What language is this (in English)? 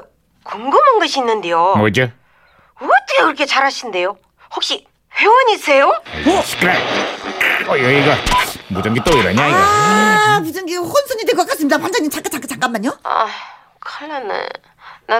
Korean